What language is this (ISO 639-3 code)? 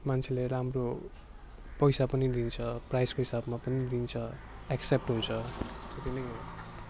nep